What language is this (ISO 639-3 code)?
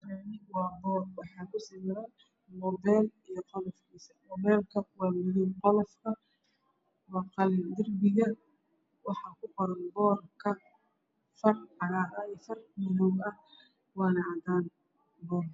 som